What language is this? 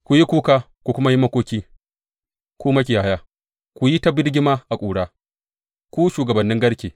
Hausa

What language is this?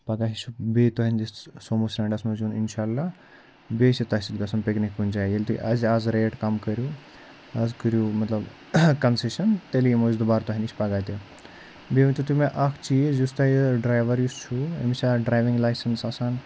Kashmiri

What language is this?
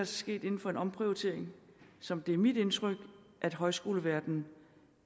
Danish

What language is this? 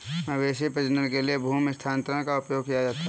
Hindi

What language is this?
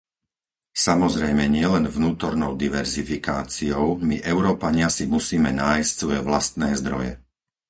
Slovak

